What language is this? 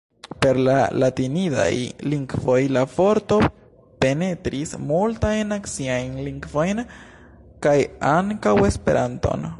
Esperanto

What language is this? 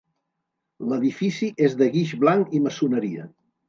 Catalan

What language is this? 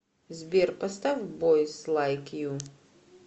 Russian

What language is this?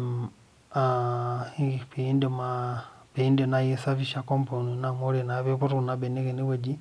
Masai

